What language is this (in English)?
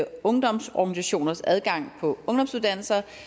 Danish